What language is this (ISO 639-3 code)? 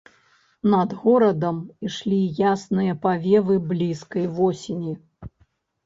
bel